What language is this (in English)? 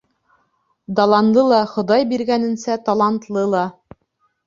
Bashkir